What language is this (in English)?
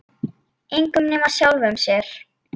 Icelandic